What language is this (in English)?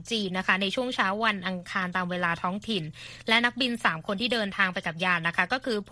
Thai